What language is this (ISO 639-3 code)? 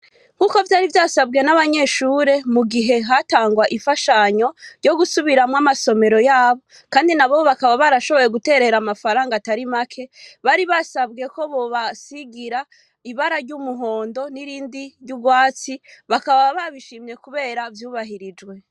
run